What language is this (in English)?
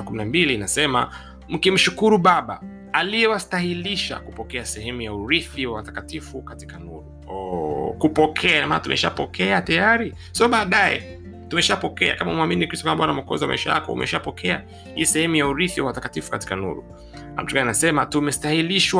Swahili